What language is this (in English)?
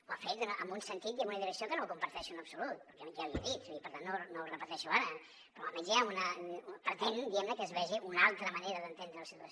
Catalan